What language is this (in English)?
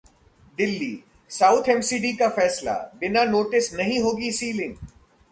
Hindi